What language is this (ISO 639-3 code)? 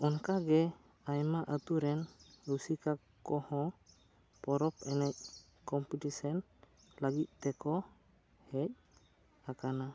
sat